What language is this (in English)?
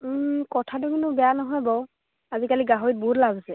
Assamese